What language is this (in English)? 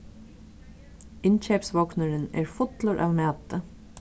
Faroese